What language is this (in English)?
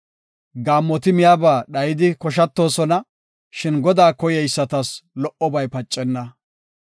Gofa